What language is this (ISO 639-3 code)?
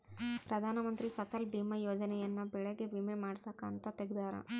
kan